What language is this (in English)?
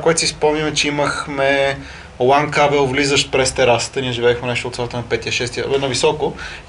Bulgarian